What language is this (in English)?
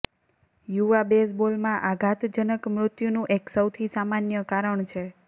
Gujarati